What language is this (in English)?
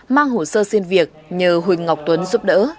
Vietnamese